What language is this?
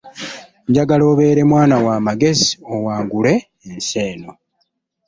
Ganda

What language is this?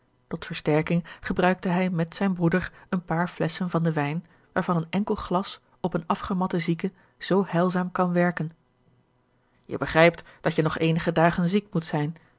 Dutch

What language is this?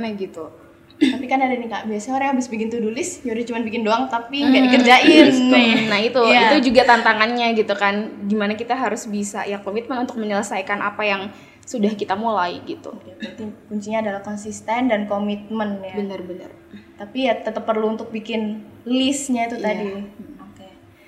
Indonesian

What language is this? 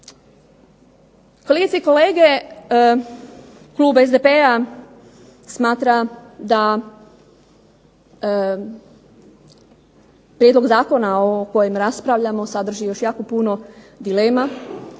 Croatian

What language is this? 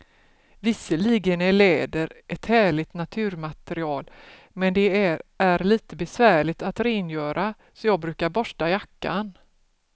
Swedish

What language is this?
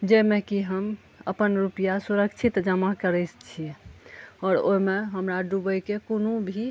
Maithili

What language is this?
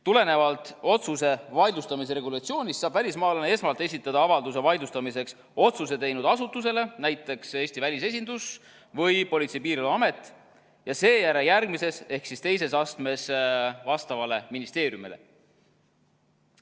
Estonian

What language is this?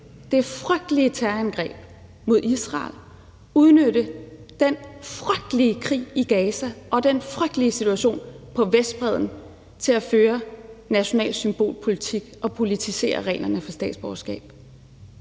Danish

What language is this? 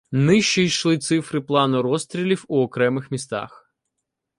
Ukrainian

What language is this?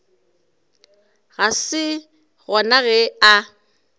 Northern Sotho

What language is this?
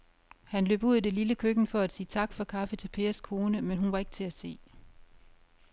Danish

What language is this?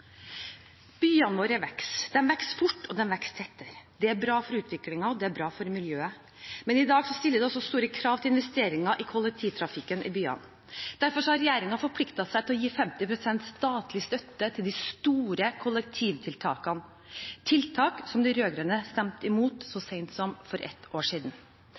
Norwegian Bokmål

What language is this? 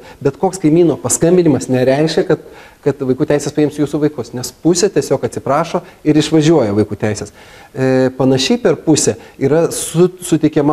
Lithuanian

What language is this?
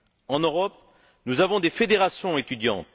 French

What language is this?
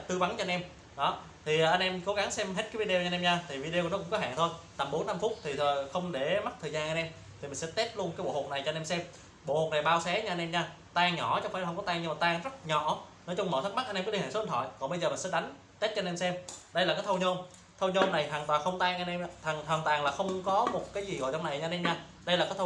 Vietnamese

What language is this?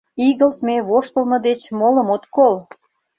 Mari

